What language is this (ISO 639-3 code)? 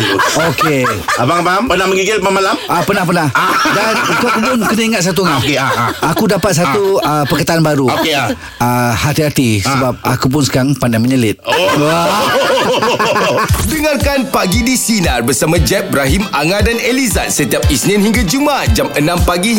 msa